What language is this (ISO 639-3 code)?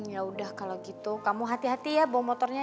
ind